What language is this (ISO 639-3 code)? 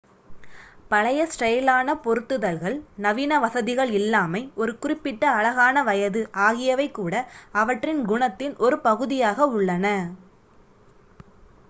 tam